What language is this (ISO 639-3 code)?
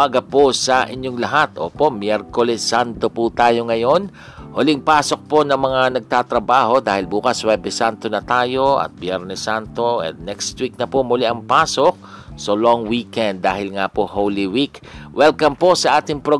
fil